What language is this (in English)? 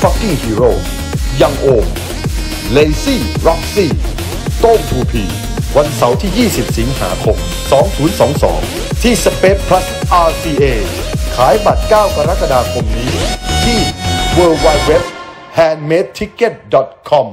Thai